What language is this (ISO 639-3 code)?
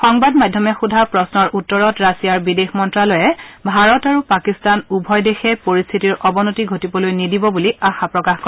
asm